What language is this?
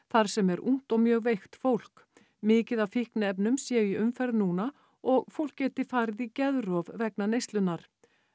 Icelandic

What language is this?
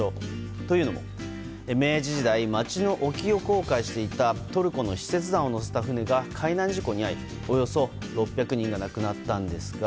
Japanese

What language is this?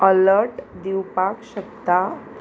Konkani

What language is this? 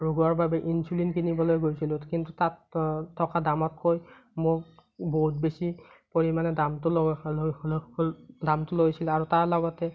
Assamese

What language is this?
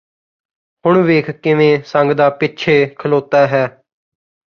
Punjabi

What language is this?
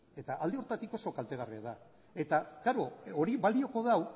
Basque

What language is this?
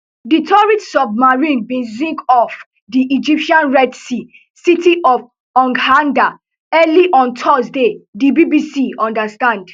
Nigerian Pidgin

